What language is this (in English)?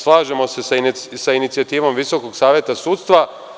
Serbian